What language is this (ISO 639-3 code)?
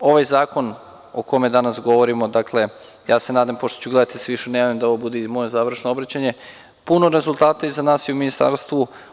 srp